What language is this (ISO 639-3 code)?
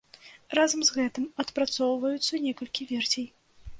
bel